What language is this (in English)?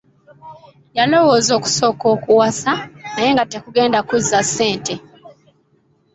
Ganda